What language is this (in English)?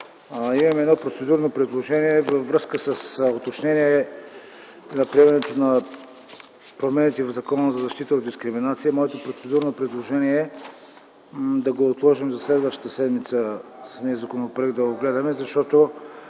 Bulgarian